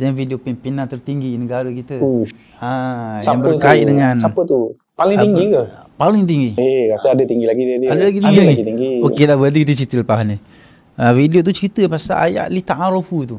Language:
Malay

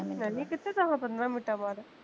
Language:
Punjabi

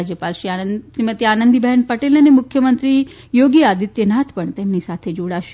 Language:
Gujarati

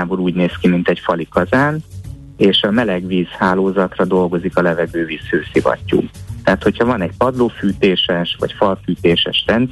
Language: Hungarian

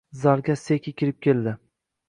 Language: Uzbek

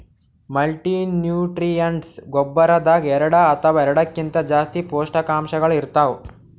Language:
Kannada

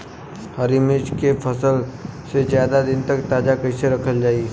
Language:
Bhojpuri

